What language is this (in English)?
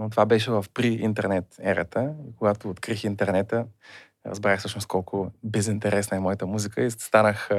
Bulgarian